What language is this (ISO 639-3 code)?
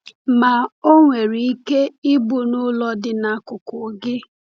ibo